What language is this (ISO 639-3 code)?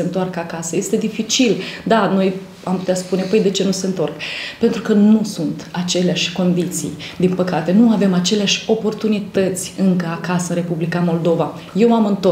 ron